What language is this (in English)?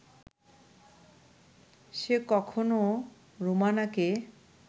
Bangla